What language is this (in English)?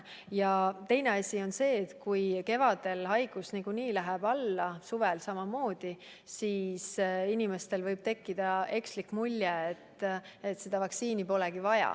Estonian